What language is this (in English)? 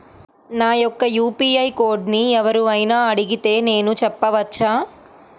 Telugu